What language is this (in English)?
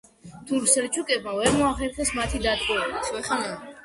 Georgian